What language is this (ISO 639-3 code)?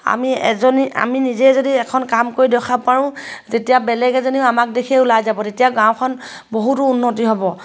asm